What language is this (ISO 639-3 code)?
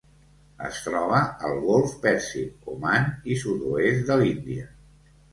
cat